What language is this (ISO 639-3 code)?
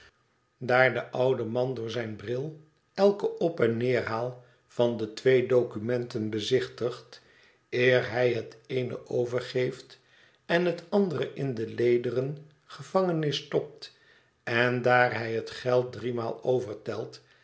nld